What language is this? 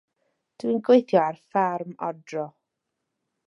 Welsh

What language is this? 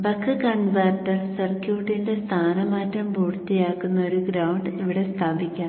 Malayalam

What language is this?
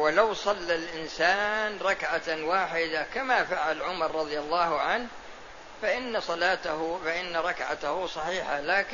Arabic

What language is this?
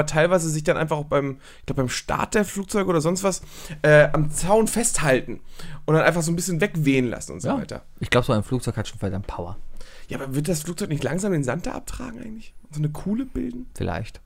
German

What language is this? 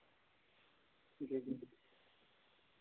Dogri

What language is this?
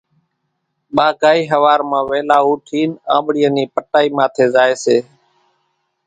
Kachi Koli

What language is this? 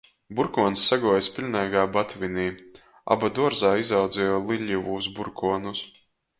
Latgalian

